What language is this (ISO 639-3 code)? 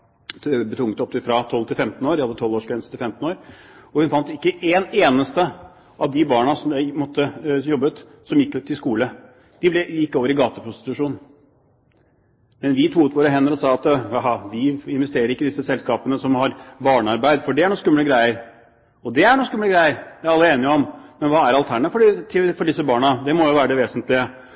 nob